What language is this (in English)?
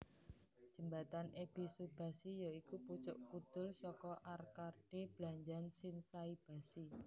Javanese